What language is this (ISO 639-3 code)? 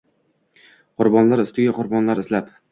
uzb